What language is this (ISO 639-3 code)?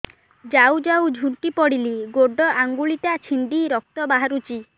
ori